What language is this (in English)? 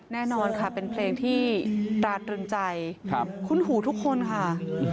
Thai